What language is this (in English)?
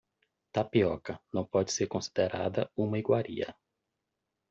Portuguese